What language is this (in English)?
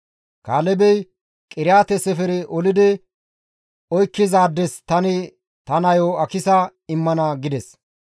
Gamo